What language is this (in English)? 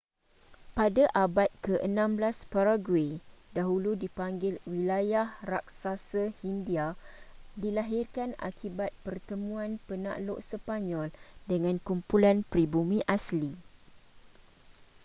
Malay